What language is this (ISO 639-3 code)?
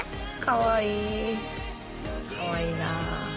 jpn